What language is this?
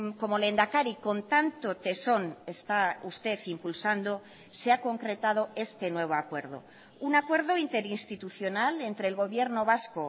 Spanish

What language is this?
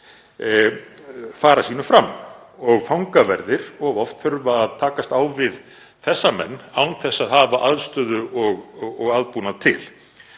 Icelandic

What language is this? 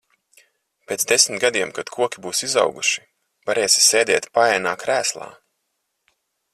Latvian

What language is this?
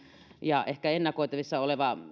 Finnish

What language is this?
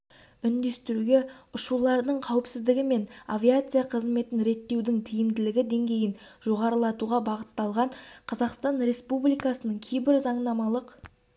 Kazakh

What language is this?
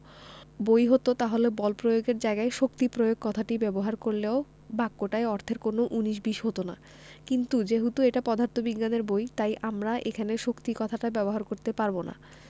Bangla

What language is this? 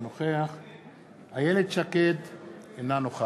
Hebrew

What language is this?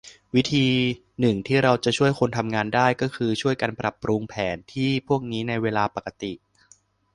Thai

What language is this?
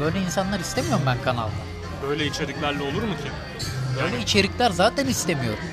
Turkish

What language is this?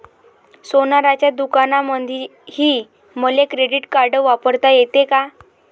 Marathi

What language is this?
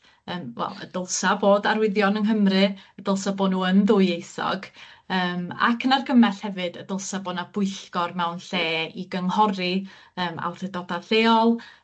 Welsh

